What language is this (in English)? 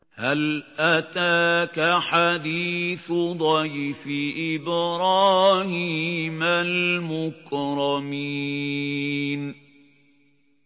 Arabic